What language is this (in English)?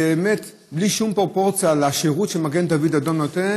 Hebrew